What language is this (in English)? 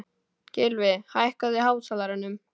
Icelandic